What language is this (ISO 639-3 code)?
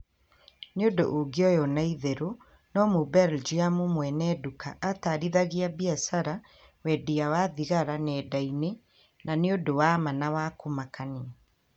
kik